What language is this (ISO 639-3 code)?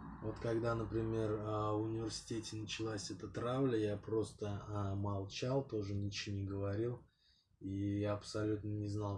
rus